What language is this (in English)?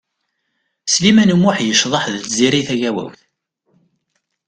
Kabyle